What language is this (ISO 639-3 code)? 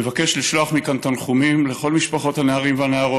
heb